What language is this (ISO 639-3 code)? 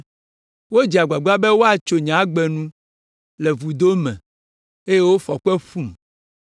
ewe